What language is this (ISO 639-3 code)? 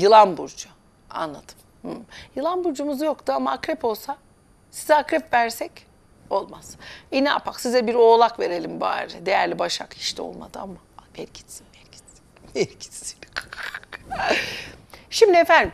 tur